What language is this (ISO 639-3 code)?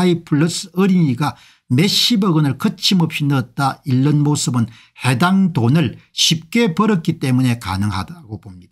kor